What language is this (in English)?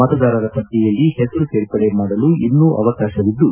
Kannada